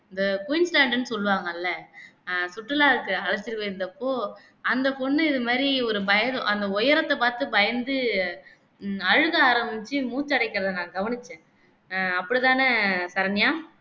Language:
Tamil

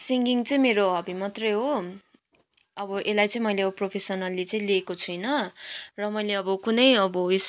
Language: Nepali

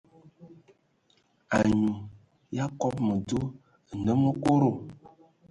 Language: Ewondo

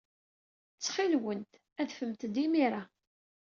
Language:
Kabyle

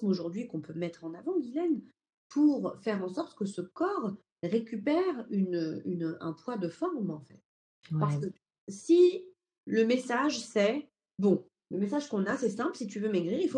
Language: French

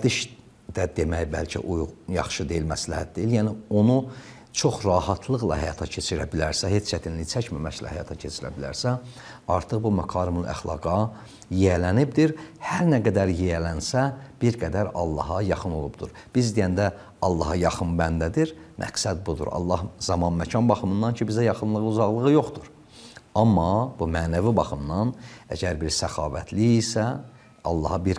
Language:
Turkish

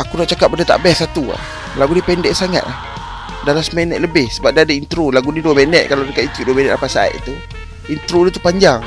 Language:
Malay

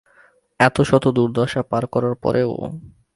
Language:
Bangla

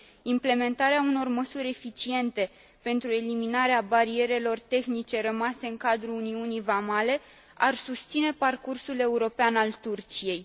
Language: Romanian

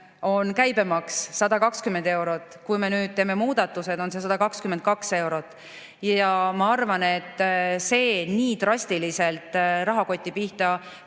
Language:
Estonian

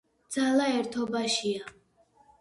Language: Georgian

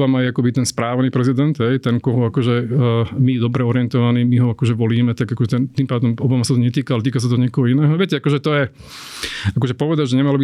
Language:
Slovak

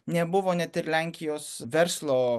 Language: Lithuanian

